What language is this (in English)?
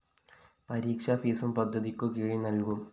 Malayalam